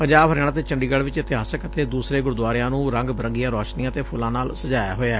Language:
Punjabi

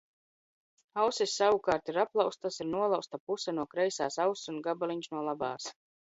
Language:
Latvian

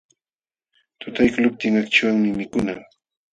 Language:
Jauja Wanca Quechua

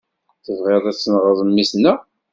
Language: Kabyle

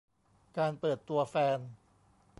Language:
Thai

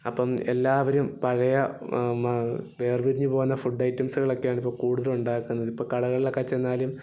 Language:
Malayalam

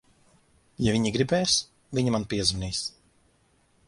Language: Latvian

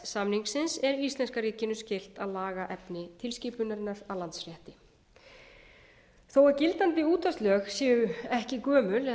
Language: Icelandic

